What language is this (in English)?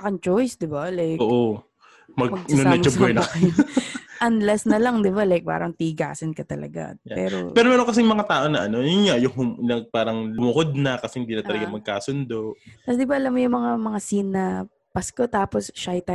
Filipino